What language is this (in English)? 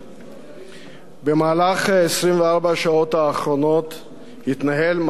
Hebrew